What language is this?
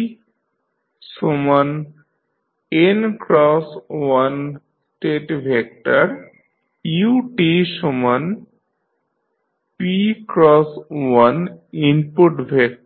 Bangla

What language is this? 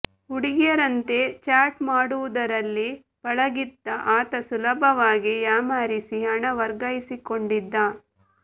Kannada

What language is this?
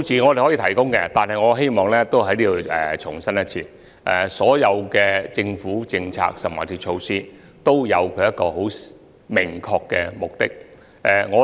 Cantonese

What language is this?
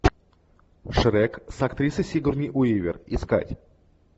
Russian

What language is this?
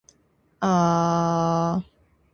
Japanese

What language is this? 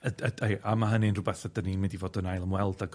Welsh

